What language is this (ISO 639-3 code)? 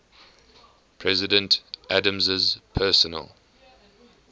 eng